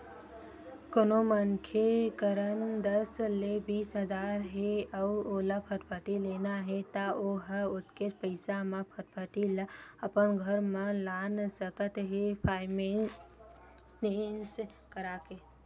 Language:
Chhattisgarhi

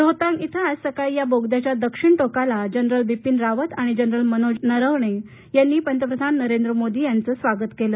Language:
Marathi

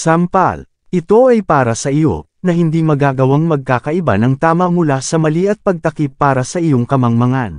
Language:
Filipino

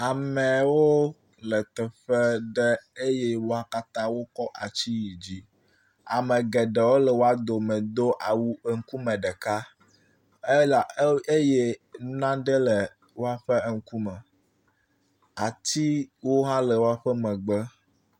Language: Ewe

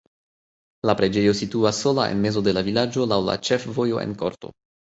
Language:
Esperanto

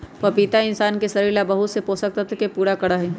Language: Magahi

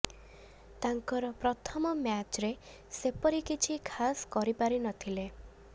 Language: Odia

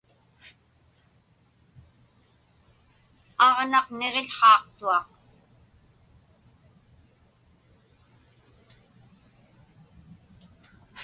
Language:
Inupiaq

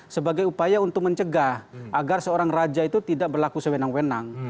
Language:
Indonesian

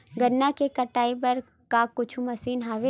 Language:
Chhattisgarhi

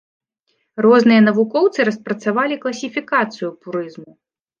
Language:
Belarusian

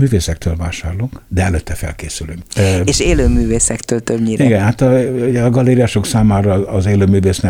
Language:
Hungarian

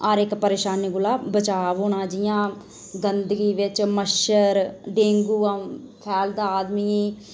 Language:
Dogri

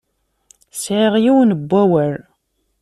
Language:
Kabyle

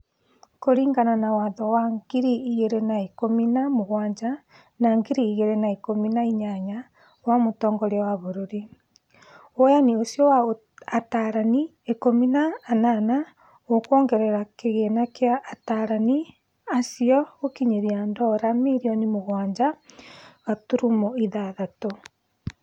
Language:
Kikuyu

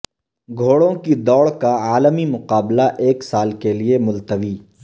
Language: Urdu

